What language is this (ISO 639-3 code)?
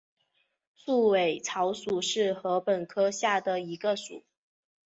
zho